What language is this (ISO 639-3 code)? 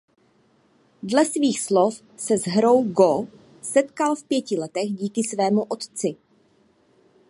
ces